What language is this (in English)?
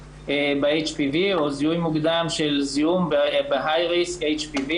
Hebrew